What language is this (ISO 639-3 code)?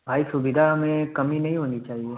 hin